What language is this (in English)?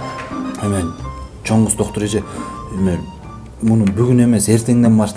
Turkish